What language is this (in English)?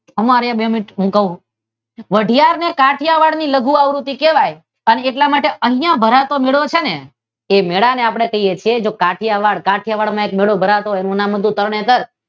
Gujarati